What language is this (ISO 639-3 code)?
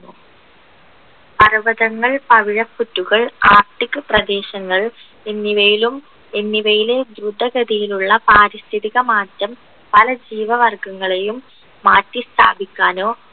mal